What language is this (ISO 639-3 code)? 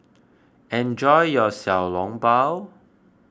eng